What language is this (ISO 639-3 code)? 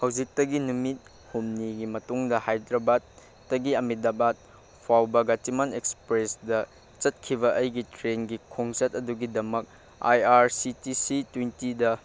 mni